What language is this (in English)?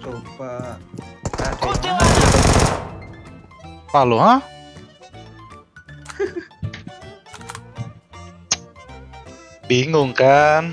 Indonesian